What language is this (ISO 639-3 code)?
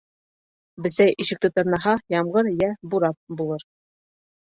bak